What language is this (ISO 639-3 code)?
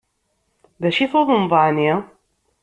kab